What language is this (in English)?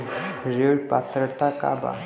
Bhojpuri